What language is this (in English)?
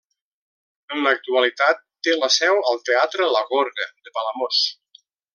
Catalan